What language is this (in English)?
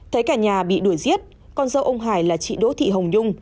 Vietnamese